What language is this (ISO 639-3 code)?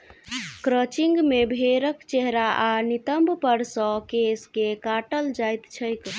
mai